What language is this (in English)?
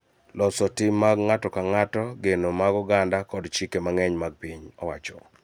Luo (Kenya and Tanzania)